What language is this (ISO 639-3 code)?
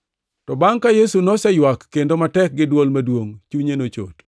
luo